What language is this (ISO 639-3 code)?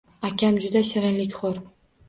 uzb